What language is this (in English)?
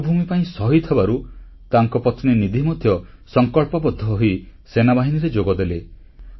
Odia